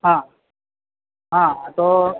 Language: Gujarati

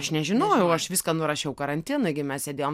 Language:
Lithuanian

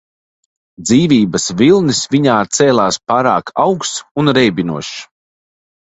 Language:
Latvian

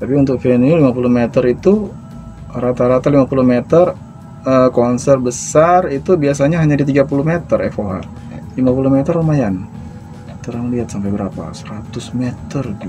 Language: Indonesian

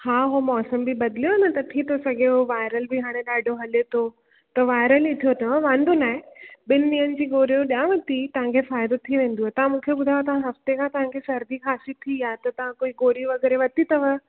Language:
Sindhi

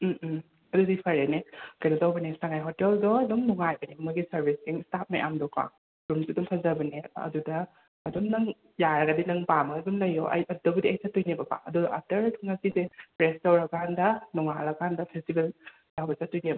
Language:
Manipuri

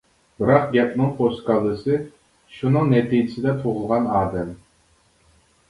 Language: Uyghur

